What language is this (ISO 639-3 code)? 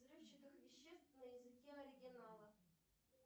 rus